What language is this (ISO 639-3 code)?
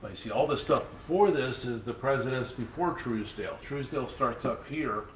eng